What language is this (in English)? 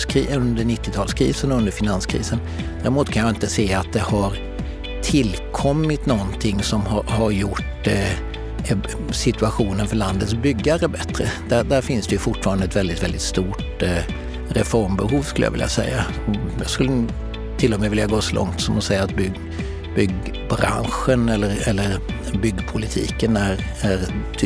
Swedish